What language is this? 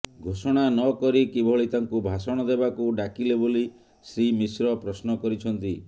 Odia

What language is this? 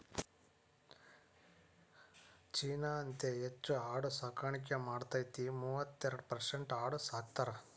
Kannada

